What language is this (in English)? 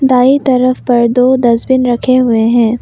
Hindi